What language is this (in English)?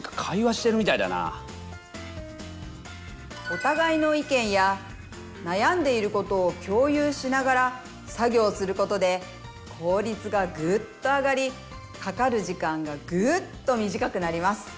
Japanese